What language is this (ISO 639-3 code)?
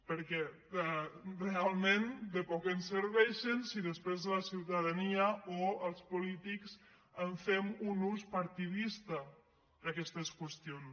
cat